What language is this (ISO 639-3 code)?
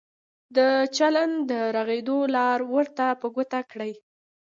pus